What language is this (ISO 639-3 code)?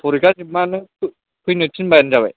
brx